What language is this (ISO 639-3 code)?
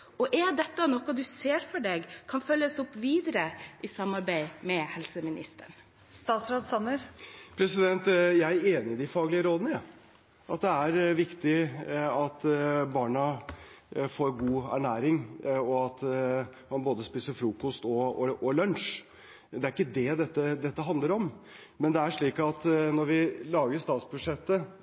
nob